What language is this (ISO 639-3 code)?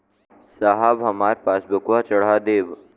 bho